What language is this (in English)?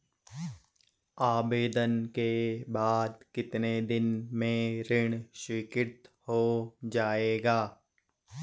Hindi